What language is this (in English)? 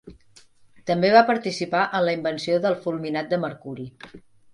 Catalan